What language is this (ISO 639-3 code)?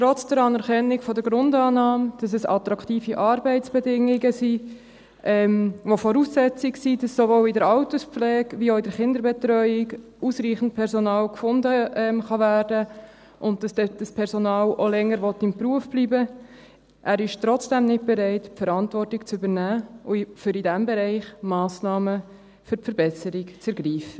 gsw